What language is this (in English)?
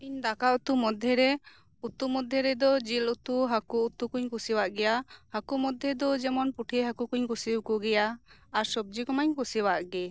Santali